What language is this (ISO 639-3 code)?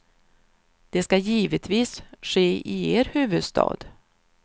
swe